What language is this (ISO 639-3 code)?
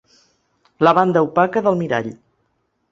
cat